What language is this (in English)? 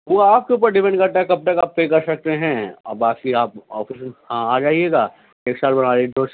Urdu